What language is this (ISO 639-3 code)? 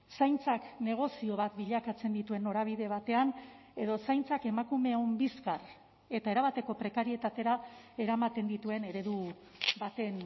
eus